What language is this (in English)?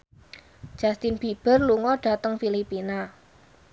Javanese